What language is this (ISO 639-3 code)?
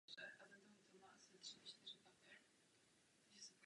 ces